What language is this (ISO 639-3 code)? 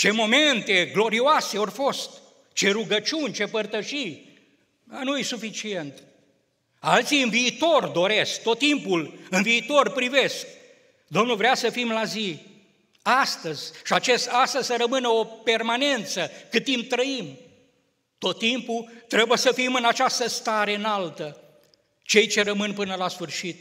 ron